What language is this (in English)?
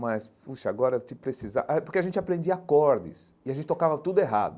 Portuguese